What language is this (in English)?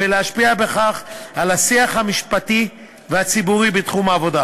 Hebrew